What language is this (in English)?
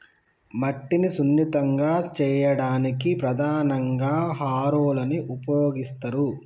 Telugu